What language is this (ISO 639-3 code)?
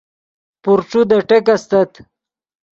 ydg